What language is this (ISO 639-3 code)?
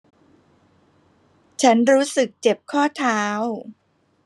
tha